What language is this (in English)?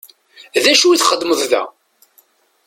Kabyle